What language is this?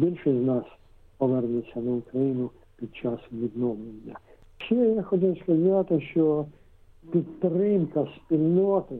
Ukrainian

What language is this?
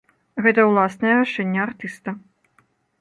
Belarusian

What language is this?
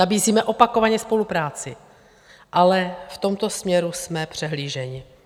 Czech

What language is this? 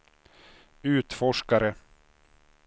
Swedish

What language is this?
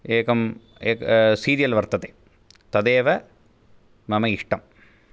Sanskrit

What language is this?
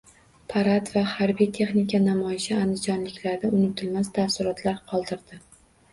Uzbek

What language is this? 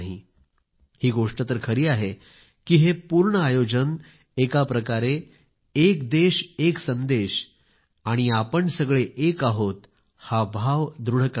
Marathi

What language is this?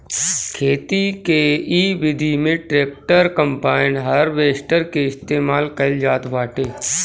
Bhojpuri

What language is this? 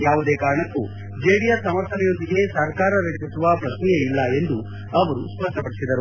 Kannada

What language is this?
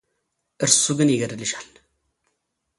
Amharic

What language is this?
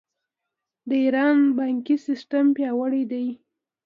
Pashto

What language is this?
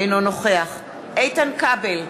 Hebrew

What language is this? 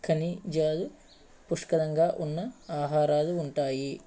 Telugu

